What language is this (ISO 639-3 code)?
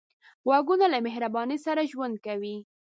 pus